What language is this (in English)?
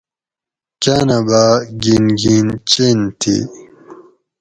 Gawri